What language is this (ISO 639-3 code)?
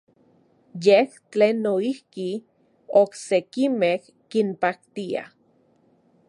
ncx